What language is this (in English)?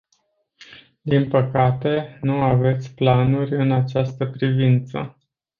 Romanian